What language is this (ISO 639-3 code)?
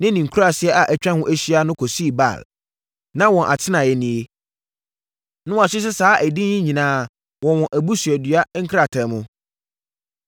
aka